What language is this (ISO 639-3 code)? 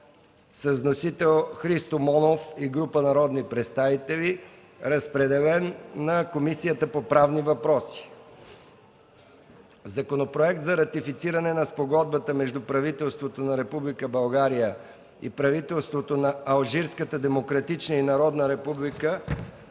bul